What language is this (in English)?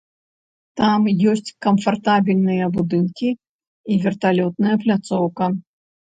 Belarusian